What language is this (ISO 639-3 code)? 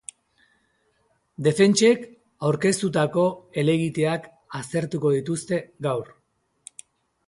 eus